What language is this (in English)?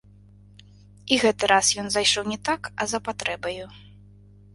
Belarusian